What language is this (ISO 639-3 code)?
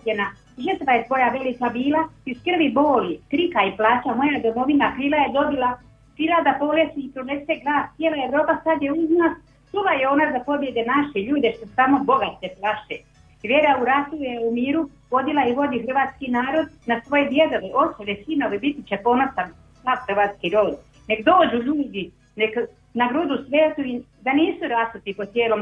hrv